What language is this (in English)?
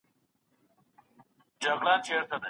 Pashto